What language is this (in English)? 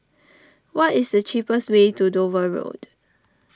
English